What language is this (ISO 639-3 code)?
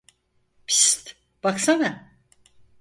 tur